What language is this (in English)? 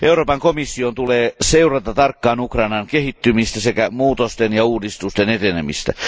Finnish